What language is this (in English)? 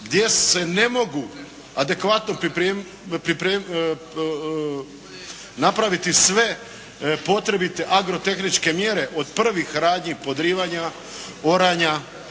Croatian